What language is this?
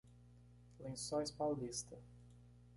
Portuguese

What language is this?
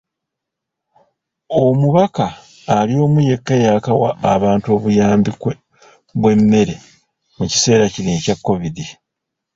Ganda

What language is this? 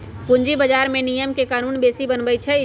Magahi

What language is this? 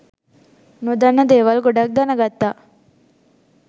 Sinhala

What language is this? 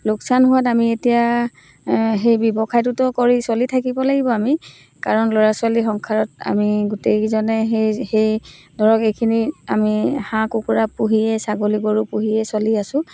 Assamese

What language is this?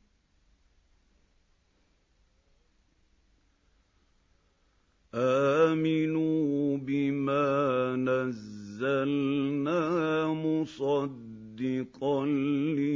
Arabic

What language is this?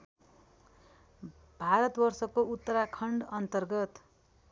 Nepali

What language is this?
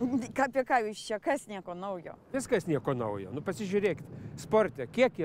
Russian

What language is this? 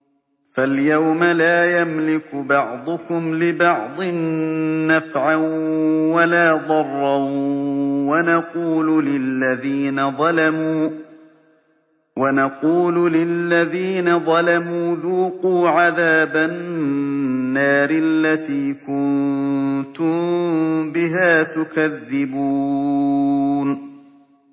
Arabic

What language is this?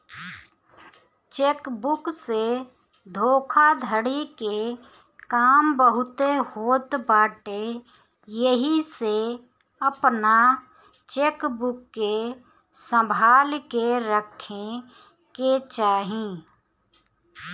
Bhojpuri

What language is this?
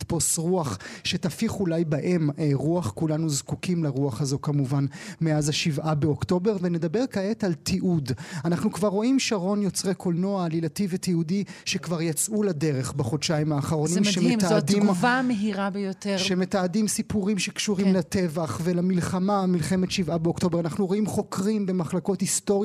Hebrew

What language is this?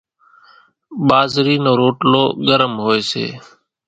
Kachi Koli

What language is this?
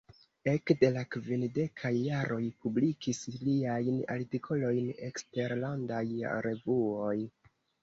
Esperanto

